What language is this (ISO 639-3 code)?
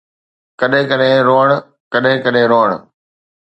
snd